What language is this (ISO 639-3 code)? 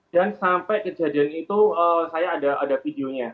ind